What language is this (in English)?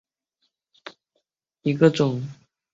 Chinese